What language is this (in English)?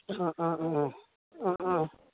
Assamese